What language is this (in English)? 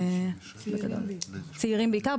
Hebrew